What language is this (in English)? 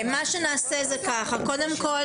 Hebrew